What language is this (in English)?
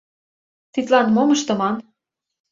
Mari